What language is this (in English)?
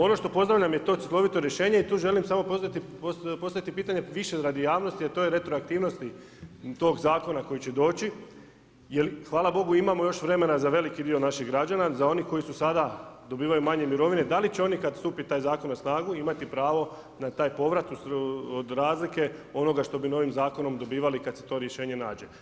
Croatian